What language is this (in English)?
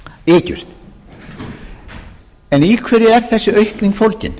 Icelandic